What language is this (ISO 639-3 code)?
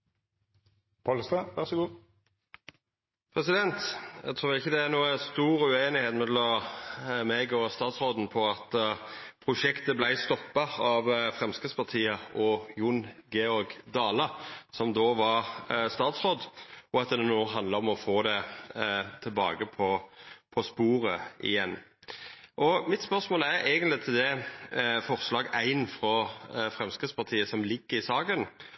nno